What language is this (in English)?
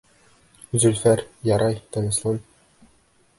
Bashkir